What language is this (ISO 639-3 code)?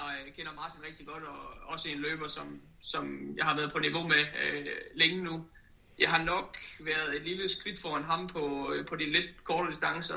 dan